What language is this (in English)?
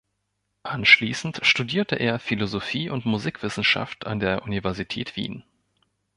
German